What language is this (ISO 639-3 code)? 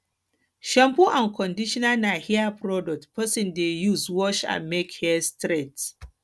pcm